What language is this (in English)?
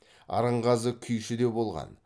Kazakh